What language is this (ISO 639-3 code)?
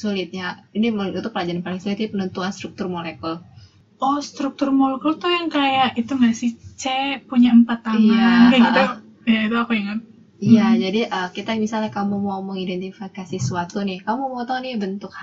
ind